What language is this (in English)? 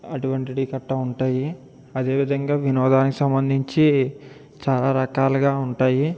Telugu